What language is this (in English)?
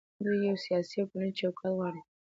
Pashto